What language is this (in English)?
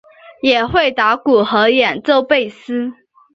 Chinese